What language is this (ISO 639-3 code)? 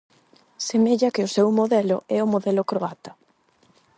glg